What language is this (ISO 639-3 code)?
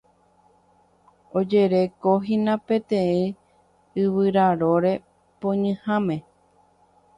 grn